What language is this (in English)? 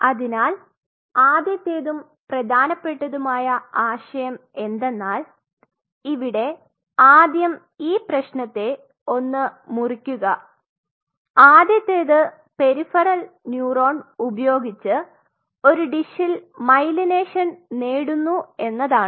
Malayalam